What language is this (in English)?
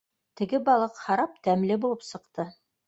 Bashkir